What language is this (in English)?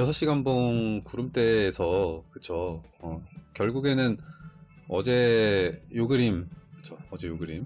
Korean